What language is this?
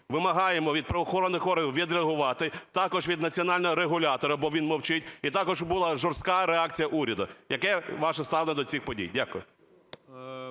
Ukrainian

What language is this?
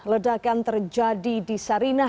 Indonesian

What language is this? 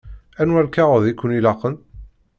Kabyle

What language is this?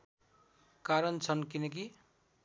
Nepali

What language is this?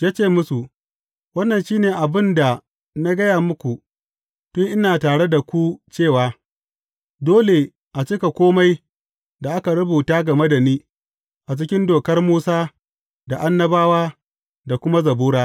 Hausa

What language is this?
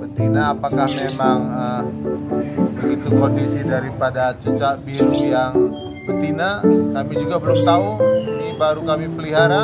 Indonesian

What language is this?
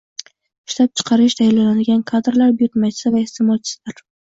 Uzbek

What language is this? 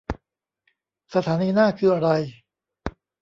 Thai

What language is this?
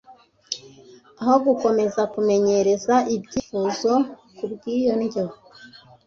Kinyarwanda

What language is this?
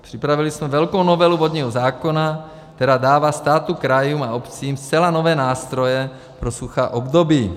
Czech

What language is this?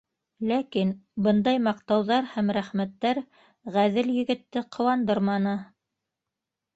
Bashkir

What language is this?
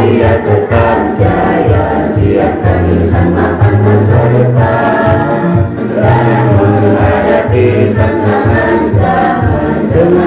Indonesian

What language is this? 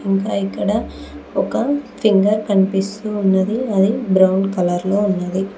Telugu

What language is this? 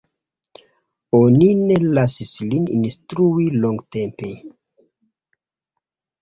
Esperanto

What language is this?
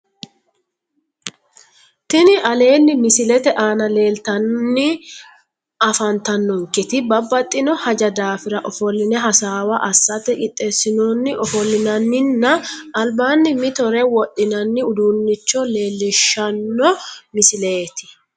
Sidamo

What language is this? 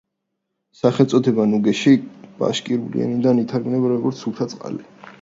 Georgian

